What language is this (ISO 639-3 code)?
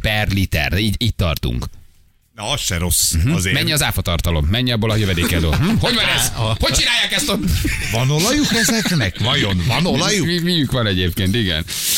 hun